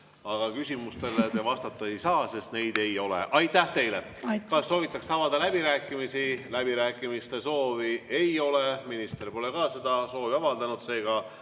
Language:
Estonian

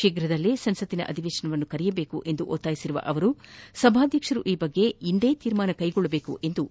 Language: Kannada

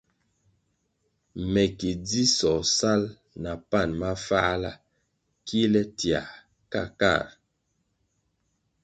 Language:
Kwasio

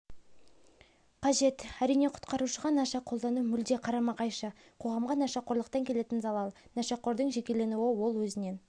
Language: Kazakh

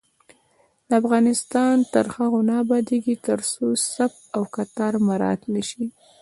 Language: Pashto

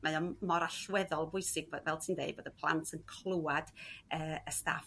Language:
Welsh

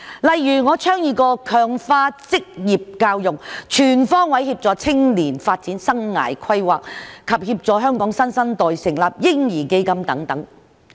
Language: Cantonese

